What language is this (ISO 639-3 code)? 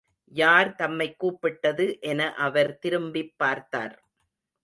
tam